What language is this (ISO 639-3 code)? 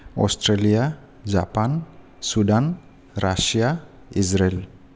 brx